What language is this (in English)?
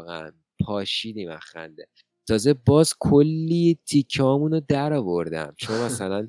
Persian